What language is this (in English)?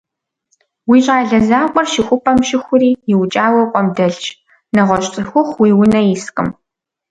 Kabardian